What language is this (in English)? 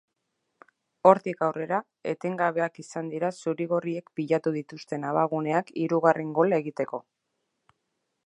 Basque